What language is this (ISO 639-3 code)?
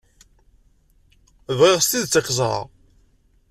kab